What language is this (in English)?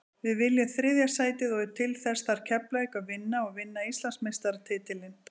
Icelandic